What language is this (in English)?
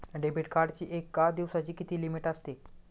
Marathi